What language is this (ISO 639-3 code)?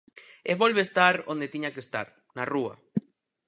glg